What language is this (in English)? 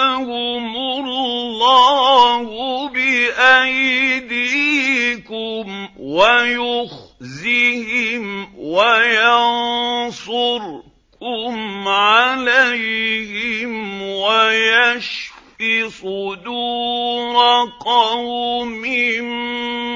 Arabic